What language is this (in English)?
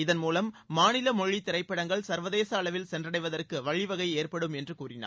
Tamil